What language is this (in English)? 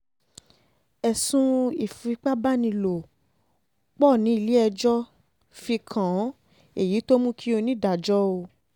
Yoruba